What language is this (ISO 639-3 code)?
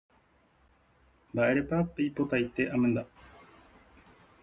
grn